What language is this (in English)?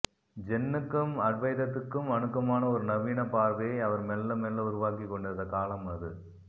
Tamil